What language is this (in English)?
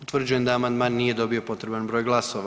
Croatian